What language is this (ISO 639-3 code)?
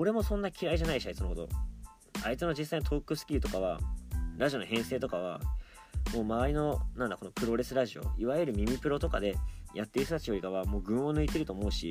jpn